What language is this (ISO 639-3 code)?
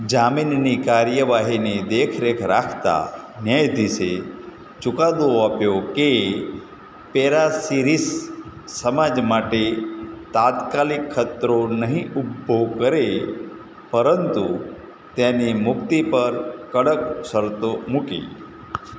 guj